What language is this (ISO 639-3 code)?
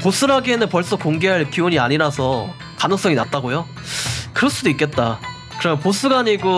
kor